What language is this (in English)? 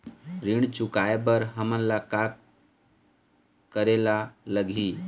Chhattisgarhi